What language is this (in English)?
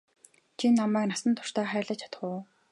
Mongolian